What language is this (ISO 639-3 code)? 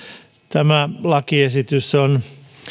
fin